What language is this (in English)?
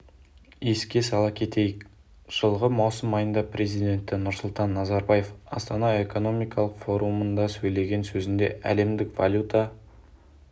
Kazakh